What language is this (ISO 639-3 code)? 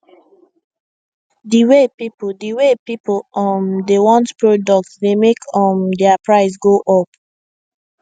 pcm